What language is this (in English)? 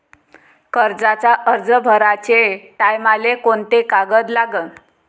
Marathi